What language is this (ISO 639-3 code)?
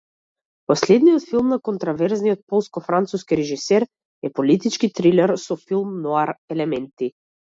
mkd